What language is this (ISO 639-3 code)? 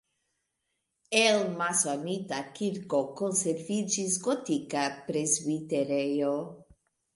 epo